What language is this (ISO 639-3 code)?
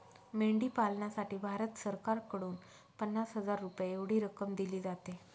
mar